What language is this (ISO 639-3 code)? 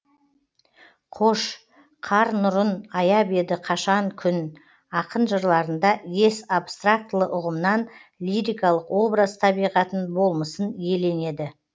kaz